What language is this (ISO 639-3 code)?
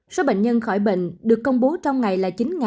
vie